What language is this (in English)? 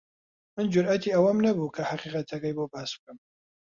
Central Kurdish